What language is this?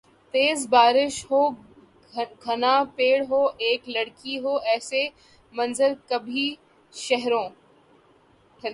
Urdu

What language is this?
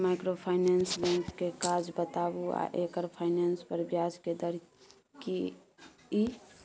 Maithili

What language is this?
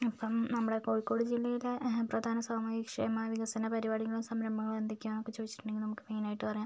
Malayalam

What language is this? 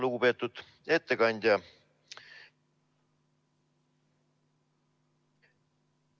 Estonian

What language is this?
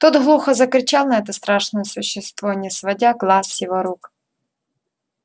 Russian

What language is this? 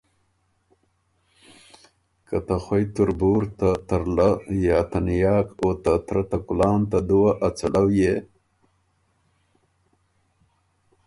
Ormuri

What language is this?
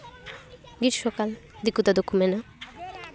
Santali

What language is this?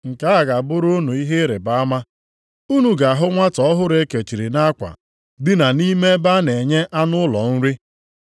Igbo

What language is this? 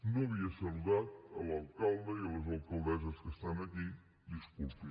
Catalan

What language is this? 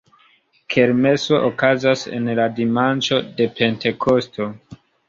Esperanto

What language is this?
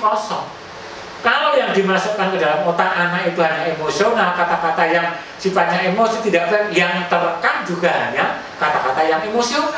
Indonesian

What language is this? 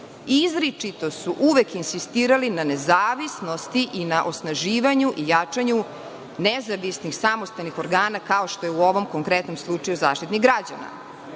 Serbian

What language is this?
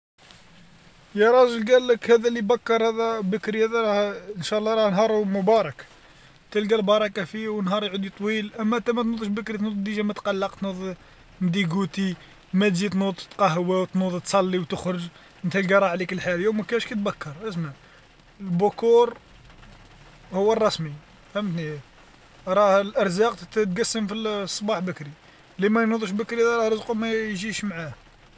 Algerian Arabic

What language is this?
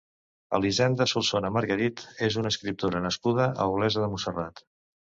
Catalan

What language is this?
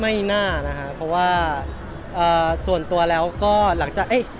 Thai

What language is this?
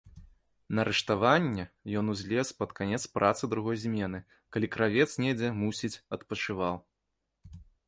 Belarusian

